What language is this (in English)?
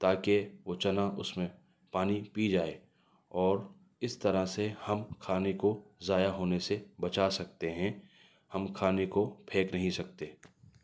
Urdu